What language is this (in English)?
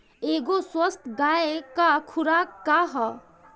Bhojpuri